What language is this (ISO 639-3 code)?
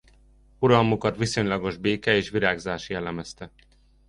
hun